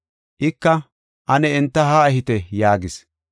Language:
Gofa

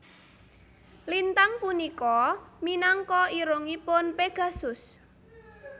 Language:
Javanese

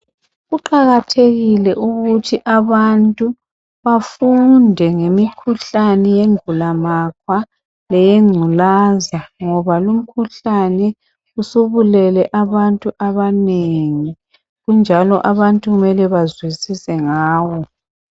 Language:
North Ndebele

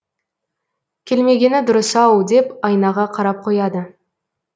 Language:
Kazakh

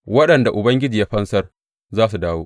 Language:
Hausa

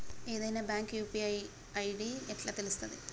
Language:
Telugu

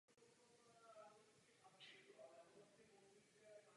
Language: Czech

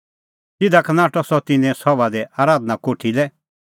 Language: Kullu Pahari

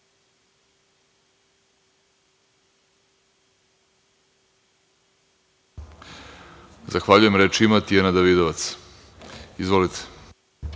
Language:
Serbian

